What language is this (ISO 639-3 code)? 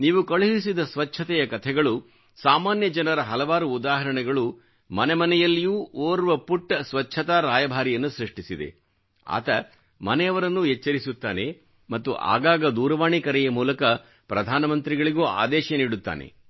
kan